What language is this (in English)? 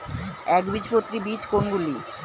Bangla